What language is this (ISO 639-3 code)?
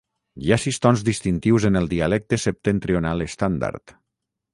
cat